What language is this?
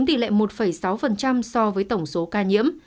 Vietnamese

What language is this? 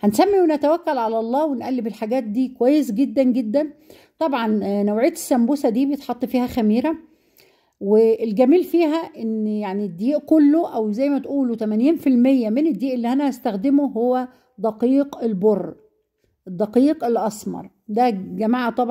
Arabic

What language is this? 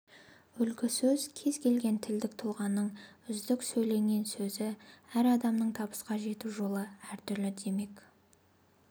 Kazakh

